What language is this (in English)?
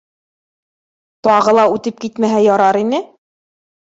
Bashkir